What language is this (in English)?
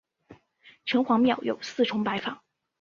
Chinese